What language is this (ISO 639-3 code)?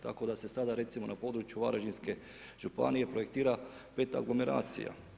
hrv